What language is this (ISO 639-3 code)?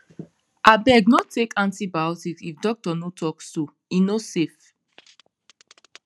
pcm